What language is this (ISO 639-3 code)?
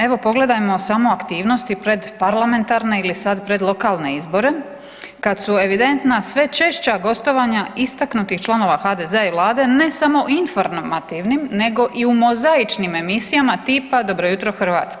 hrv